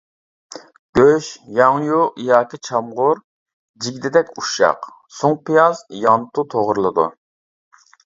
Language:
Uyghur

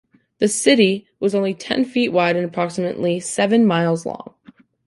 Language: English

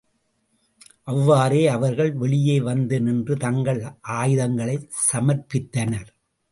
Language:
Tamil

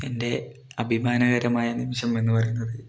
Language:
Malayalam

